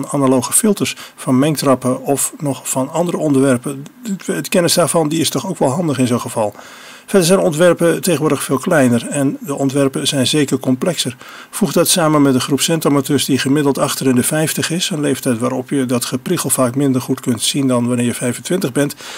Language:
Dutch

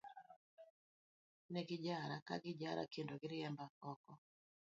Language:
Luo (Kenya and Tanzania)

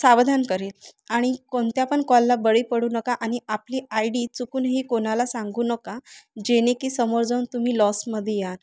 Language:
Marathi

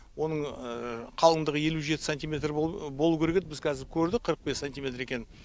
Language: Kazakh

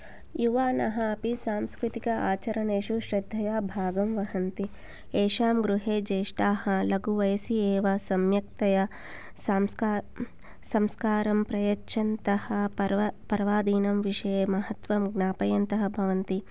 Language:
Sanskrit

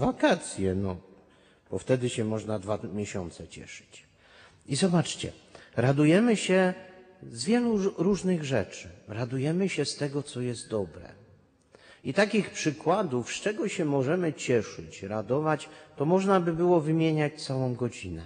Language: Polish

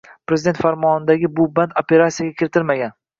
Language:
Uzbek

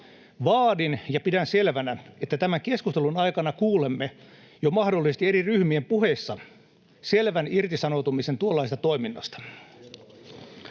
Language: Finnish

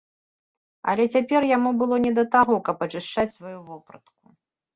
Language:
Belarusian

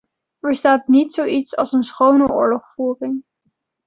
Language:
Dutch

